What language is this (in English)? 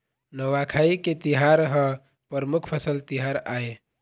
Chhattisgarhi